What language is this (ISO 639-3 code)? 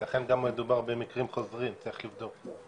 heb